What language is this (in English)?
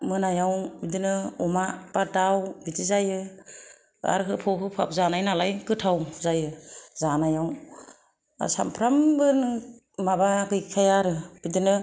Bodo